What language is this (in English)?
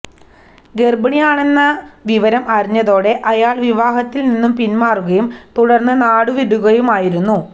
Malayalam